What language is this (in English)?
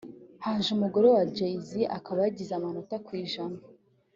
Kinyarwanda